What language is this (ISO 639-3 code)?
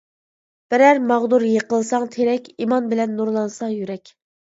uig